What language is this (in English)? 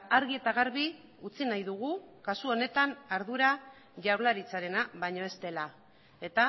Basque